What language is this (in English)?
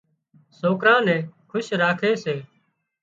Wadiyara Koli